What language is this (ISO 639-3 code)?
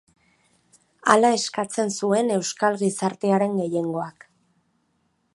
eus